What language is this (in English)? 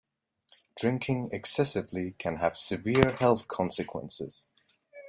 English